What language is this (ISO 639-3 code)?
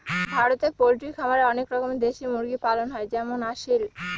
ben